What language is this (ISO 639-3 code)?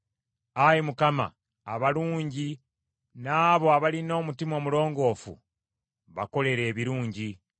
lug